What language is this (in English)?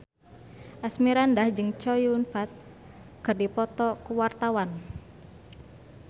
Sundanese